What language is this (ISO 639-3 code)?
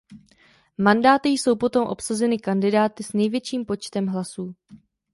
ces